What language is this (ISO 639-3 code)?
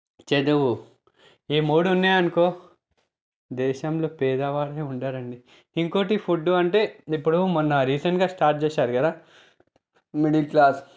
tel